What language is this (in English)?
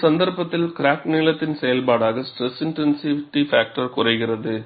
Tamil